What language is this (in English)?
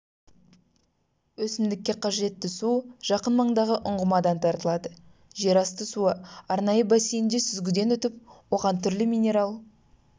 Kazakh